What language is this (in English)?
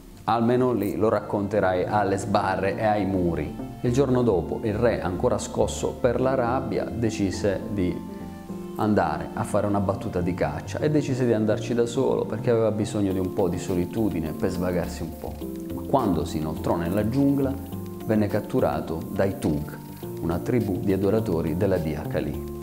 Italian